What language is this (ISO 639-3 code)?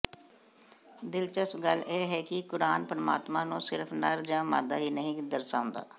pan